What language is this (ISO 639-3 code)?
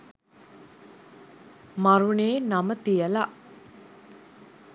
sin